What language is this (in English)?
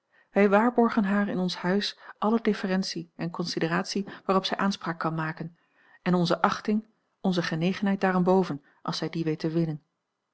Dutch